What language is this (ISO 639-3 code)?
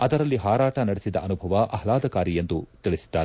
kan